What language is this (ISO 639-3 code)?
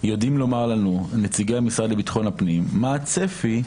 heb